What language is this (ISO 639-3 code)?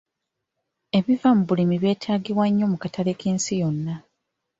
lug